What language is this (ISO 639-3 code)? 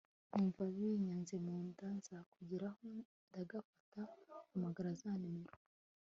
kin